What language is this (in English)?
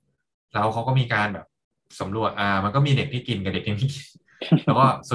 Thai